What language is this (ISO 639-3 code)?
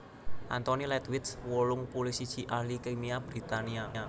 jav